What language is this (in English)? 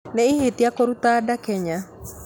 Kikuyu